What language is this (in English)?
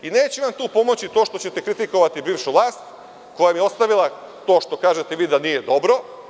Serbian